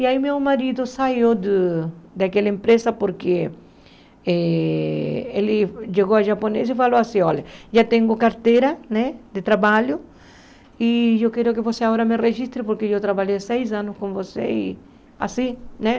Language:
Portuguese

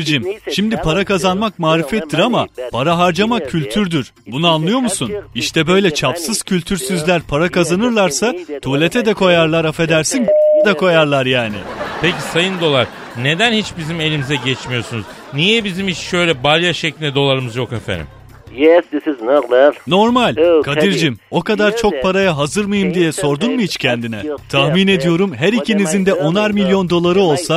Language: Turkish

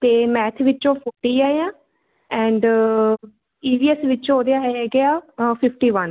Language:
Punjabi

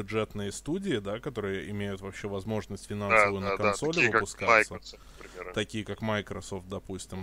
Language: Russian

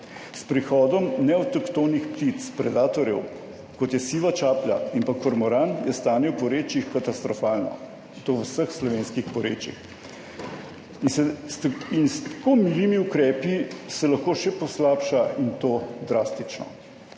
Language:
Slovenian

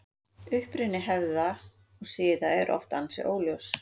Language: Icelandic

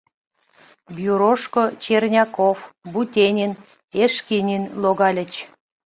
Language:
Mari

